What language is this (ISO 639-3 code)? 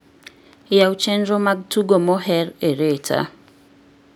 luo